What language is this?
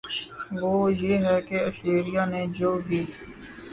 Urdu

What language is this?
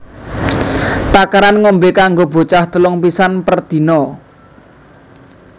Javanese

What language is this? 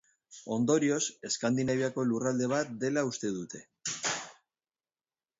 Basque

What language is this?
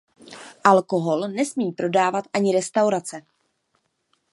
Czech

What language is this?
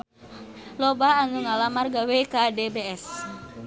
Sundanese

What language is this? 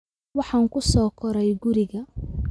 Somali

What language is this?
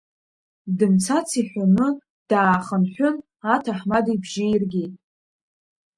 Abkhazian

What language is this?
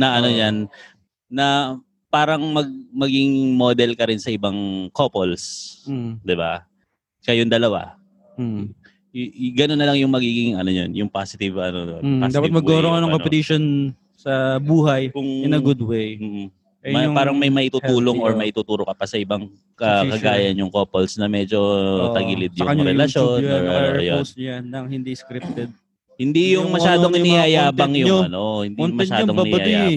Filipino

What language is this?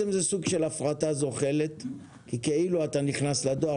Hebrew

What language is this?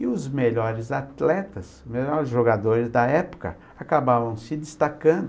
Portuguese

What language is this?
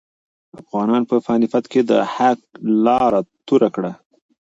Pashto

